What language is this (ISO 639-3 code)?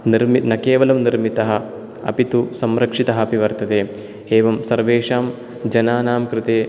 san